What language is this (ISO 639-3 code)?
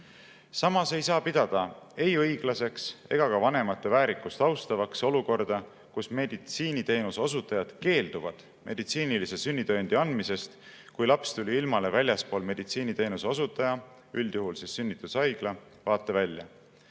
est